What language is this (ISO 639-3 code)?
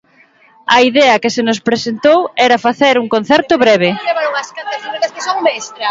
glg